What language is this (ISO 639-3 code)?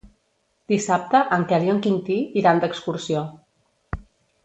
cat